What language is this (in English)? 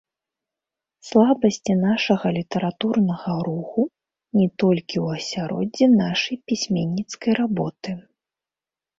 Belarusian